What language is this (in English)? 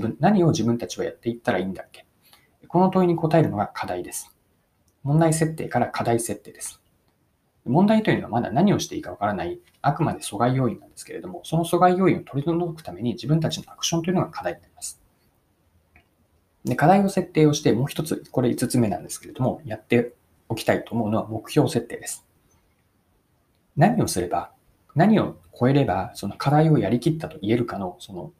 Japanese